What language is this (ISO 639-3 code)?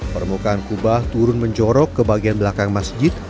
ind